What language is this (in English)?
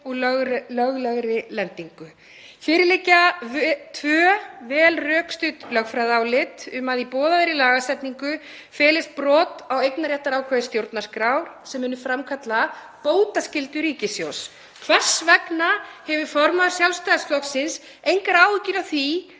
Icelandic